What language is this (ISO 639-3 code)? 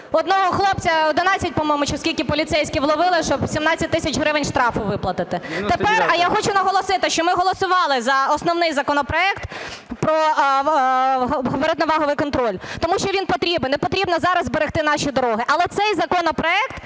ukr